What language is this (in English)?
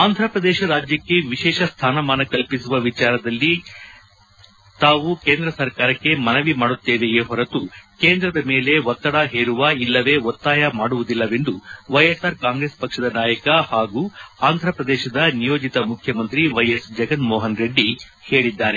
Kannada